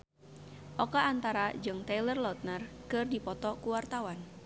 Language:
Sundanese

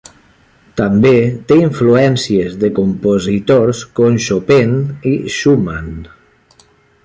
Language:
Catalan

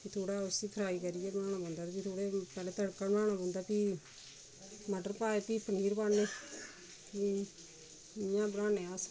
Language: Dogri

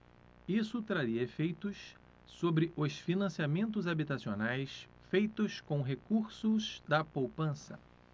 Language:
Portuguese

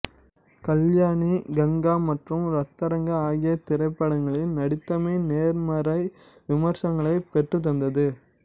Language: Tamil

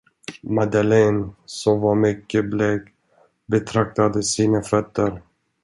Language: Swedish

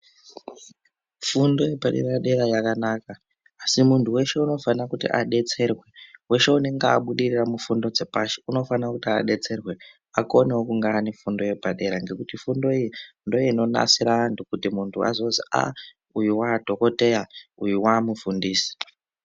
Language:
Ndau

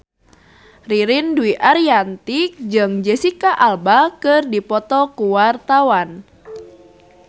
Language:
Sundanese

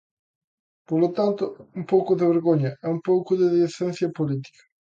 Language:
Galician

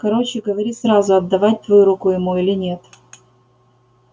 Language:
Russian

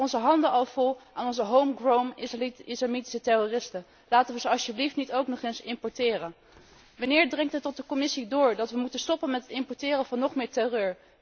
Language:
Dutch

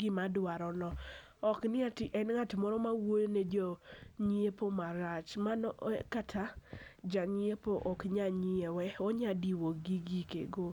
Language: Luo (Kenya and Tanzania)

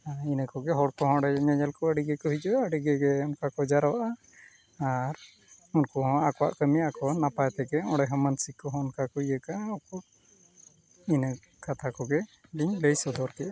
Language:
Santali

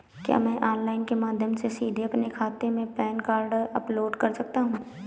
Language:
Hindi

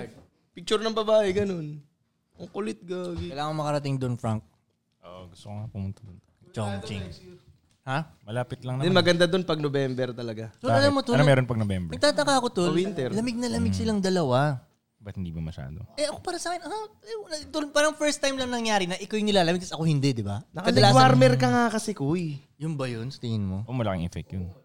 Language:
Filipino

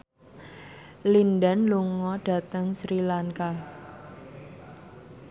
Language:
Javanese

